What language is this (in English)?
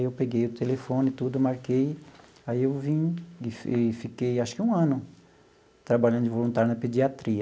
Portuguese